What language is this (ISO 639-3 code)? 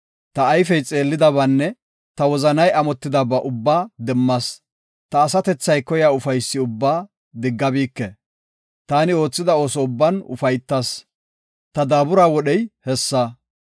gof